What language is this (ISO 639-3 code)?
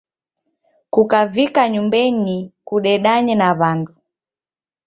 dav